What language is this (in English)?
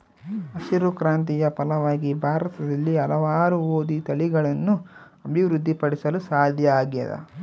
Kannada